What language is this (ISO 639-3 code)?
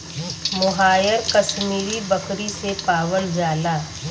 bho